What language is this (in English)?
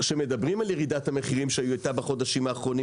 Hebrew